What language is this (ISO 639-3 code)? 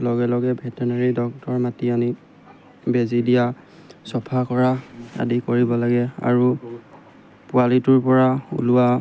asm